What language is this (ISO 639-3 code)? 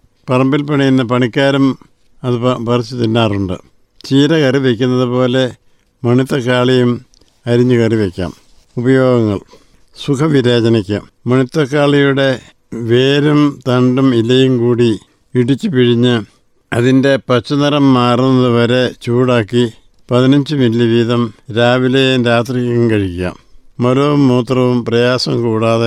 mal